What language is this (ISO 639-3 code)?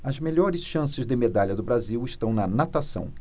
por